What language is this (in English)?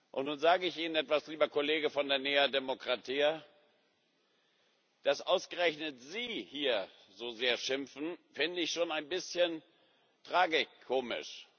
German